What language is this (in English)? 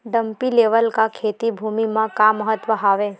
Chhattisgarhi